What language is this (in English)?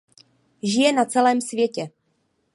Czech